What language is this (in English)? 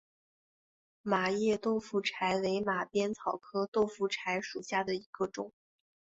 Chinese